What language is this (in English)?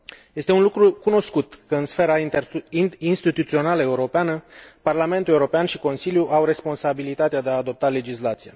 Romanian